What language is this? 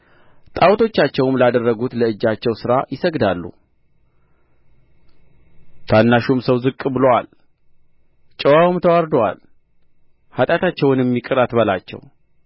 Amharic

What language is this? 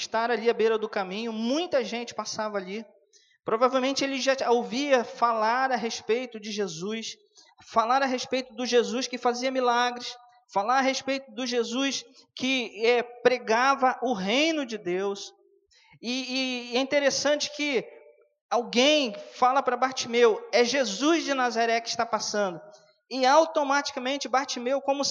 Portuguese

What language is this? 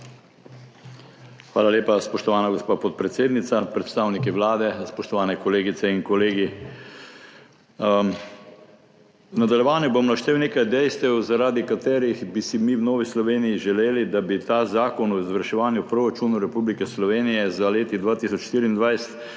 Slovenian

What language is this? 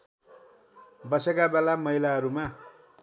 Nepali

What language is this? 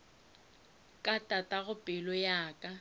Northern Sotho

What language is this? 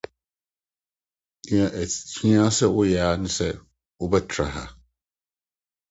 Akan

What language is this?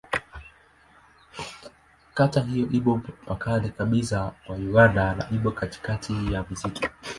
Swahili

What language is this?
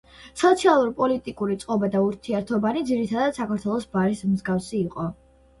Georgian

